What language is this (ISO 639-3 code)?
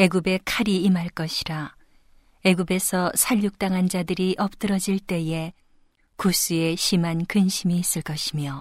kor